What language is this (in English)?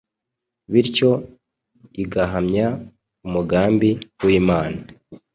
Kinyarwanda